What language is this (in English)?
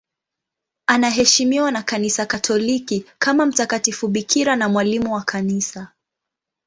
Swahili